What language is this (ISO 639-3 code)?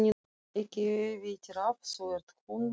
isl